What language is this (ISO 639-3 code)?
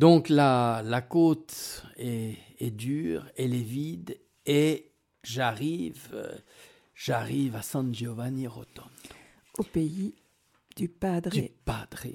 fra